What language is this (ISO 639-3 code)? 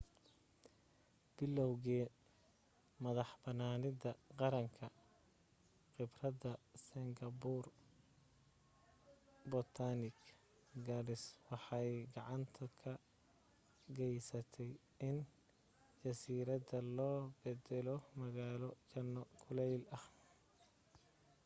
som